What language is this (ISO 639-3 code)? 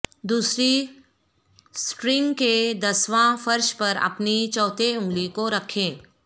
urd